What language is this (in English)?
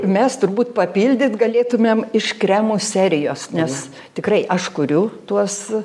Lithuanian